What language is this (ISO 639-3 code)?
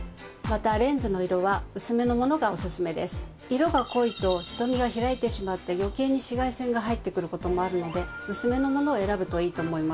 jpn